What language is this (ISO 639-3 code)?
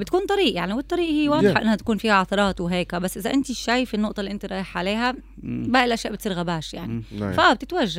ara